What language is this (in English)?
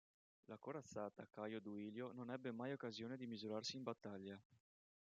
Italian